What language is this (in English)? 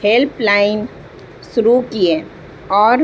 Urdu